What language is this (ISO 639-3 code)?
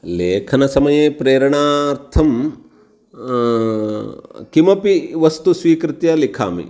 san